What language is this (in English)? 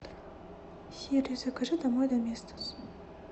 Russian